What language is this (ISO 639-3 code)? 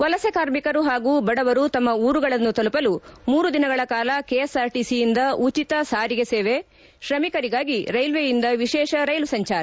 kan